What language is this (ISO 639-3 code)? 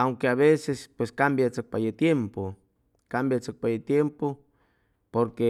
zoh